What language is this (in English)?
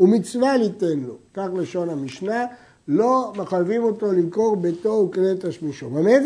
Hebrew